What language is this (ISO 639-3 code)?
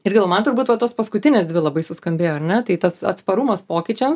lit